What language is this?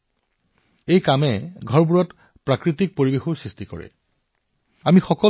Assamese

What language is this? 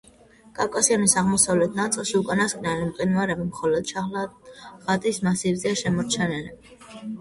Georgian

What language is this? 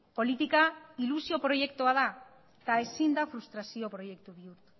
Basque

